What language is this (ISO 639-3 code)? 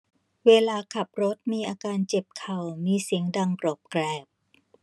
tha